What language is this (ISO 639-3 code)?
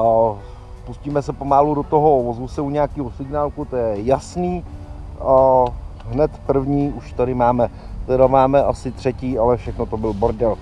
ces